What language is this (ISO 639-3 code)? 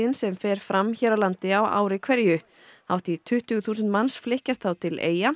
isl